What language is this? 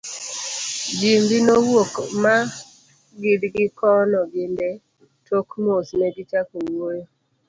Luo (Kenya and Tanzania)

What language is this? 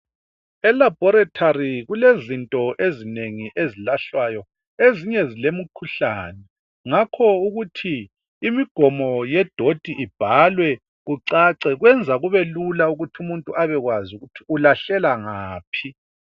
North Ndebele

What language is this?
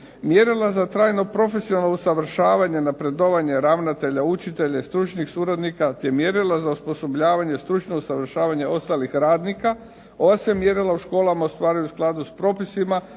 Croatian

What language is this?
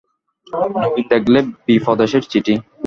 Bangla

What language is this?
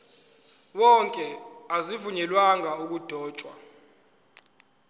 Zulu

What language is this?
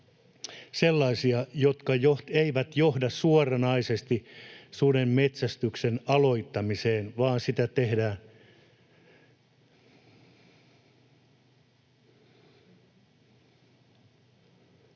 Finnish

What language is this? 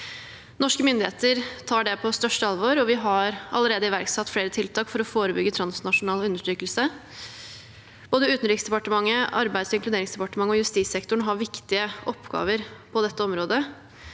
Norwegian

